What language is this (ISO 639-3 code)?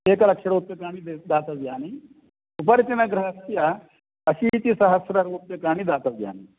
san